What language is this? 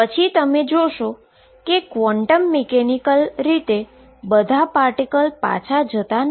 Gujarati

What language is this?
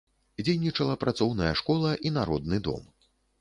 Belarusian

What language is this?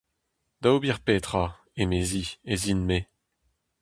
Breton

